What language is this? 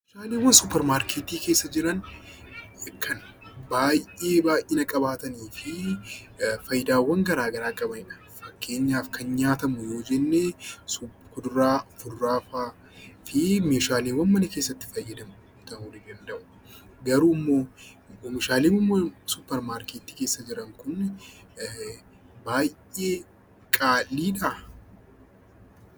Oromo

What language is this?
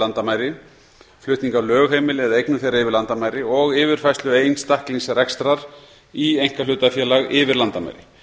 Icelandic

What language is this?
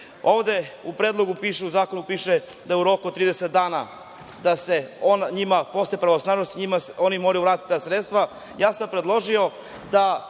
Serbian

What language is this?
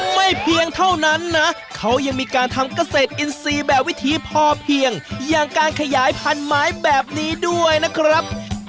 Thai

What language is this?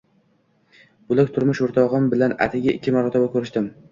Uzbek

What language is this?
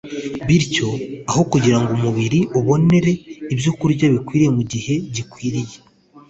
Kinyarwanda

